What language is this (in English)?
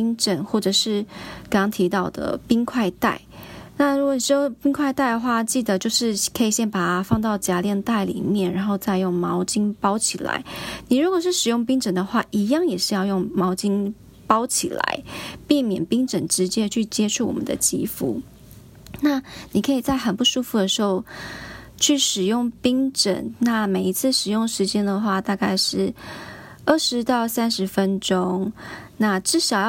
Chinese